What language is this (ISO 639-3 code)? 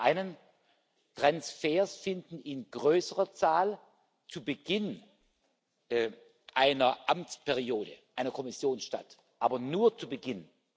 deu